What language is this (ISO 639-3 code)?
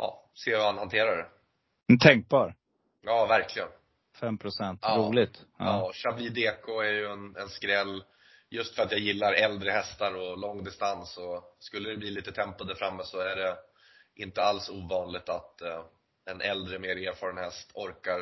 swe